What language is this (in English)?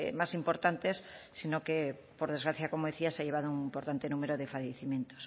Spanish